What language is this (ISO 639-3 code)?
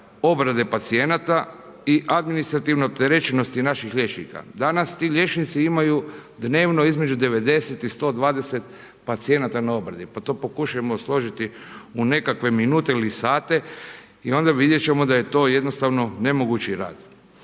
hrv